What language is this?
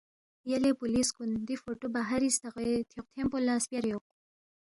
Balti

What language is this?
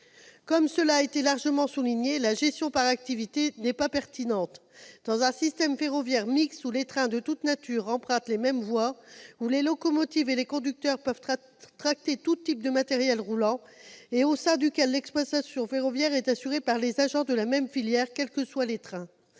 French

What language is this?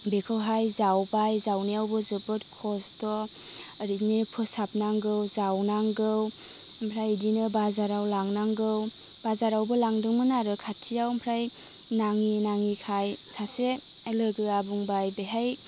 Bodo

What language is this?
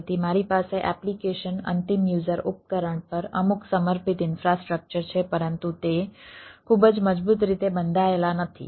Gujarati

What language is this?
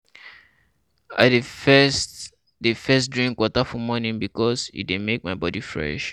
Nigerian Pidgin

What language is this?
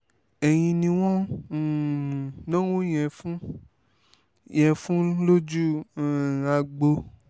Yoruba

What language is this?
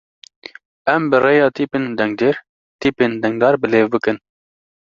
Kurdish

